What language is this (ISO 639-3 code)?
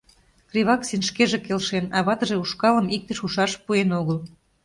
chm